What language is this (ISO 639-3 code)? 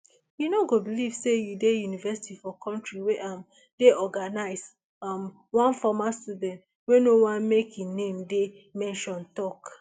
pcm